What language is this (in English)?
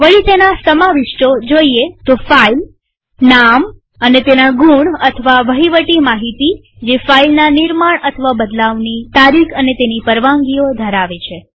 Gujarati